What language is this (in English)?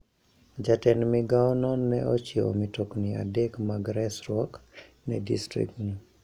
Luo (Kenya and Tanzania)